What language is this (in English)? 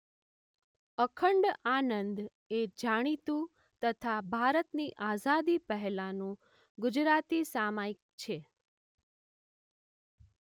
Gujarati